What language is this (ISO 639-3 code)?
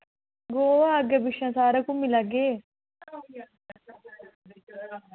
doi